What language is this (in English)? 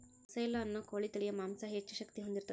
Kannada